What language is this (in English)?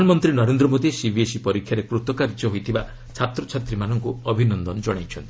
Odia